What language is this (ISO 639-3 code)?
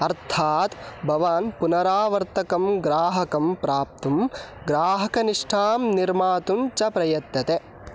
san